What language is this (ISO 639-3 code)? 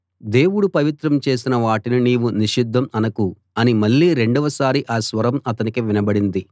tel